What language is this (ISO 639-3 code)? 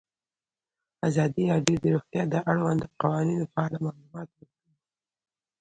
pus